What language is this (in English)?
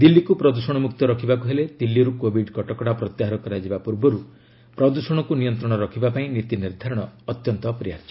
Odia